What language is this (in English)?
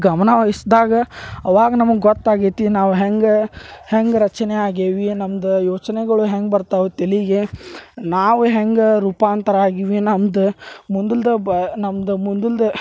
Kannada